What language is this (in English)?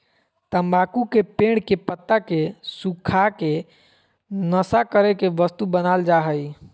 Magahi